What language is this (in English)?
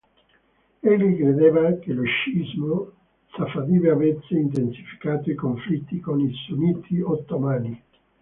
Italian